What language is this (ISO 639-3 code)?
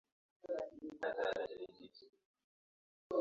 swa